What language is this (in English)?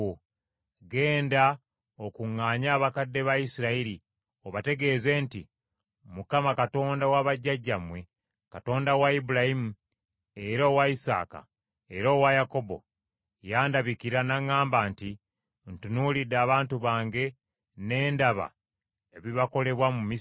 Ganda